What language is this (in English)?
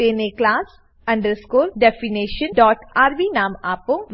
Gujarati